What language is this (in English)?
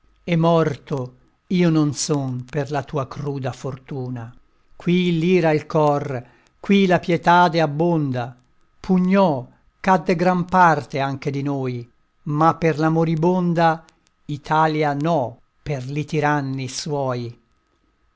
Italian